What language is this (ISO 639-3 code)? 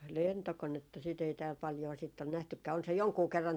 fin